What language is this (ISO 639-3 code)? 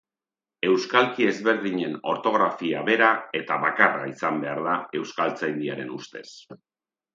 eus